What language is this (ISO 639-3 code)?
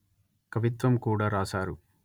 tel